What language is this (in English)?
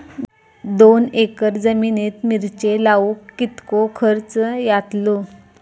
Marathi